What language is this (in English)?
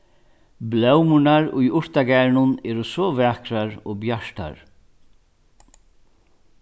Faroese